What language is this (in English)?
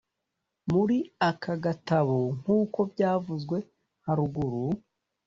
Kinyarwanda